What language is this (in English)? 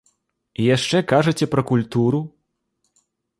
Belarusian